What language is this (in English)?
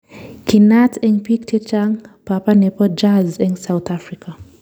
Kalenjin